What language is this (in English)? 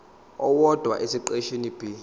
Zulu